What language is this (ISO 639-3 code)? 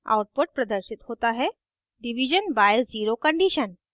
hin